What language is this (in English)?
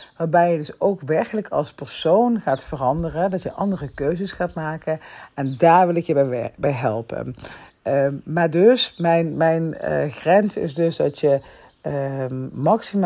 Dutch